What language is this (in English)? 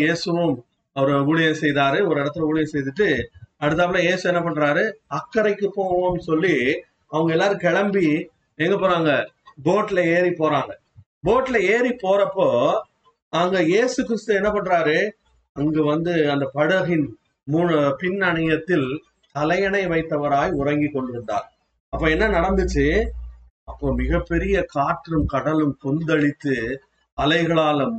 Tamil